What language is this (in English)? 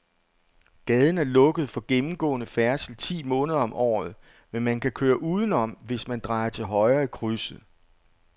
Danish